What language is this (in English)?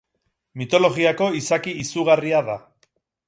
Basque